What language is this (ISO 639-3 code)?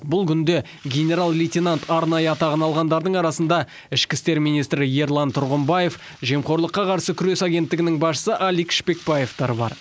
kaz